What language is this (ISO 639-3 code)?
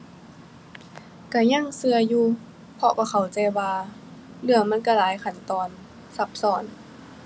tha